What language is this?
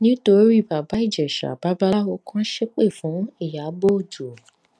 Yoruba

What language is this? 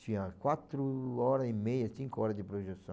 Portuguese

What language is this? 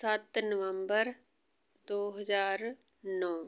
Punjabi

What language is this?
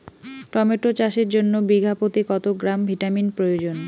Bangla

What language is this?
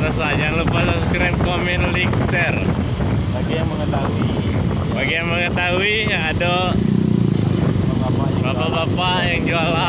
Indonesian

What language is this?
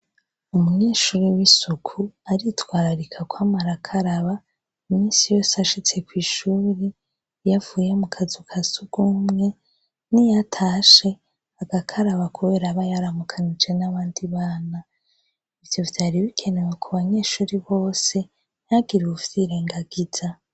Rundi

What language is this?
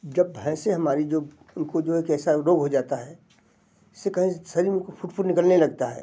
Hindi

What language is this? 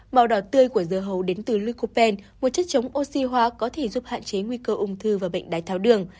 Vietnamese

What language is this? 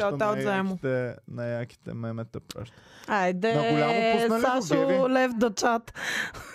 Bulgarian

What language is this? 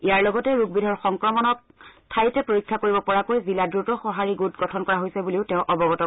Assamese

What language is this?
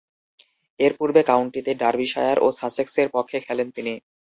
Bangla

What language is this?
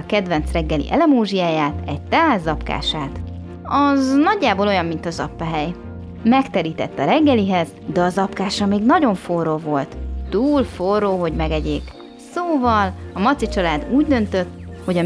Hungarian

